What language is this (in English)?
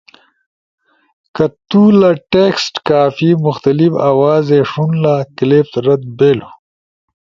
Ushojo